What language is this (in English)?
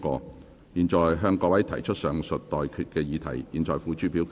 Cantonese